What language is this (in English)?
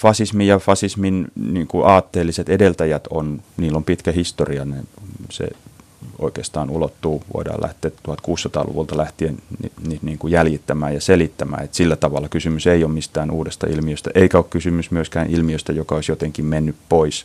Finnish